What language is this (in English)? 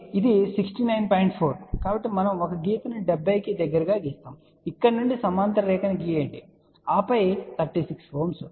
Telugu